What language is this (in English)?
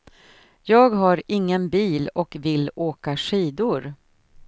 Swedish